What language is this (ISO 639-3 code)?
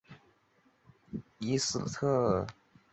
zho